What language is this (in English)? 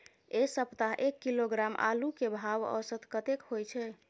Maithili